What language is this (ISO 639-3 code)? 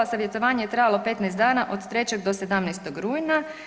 hrv